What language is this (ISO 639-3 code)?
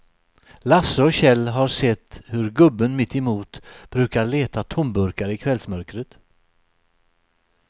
swe